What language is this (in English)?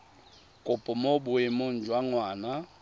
Tswana